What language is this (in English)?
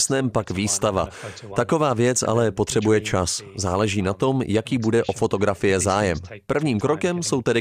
Czech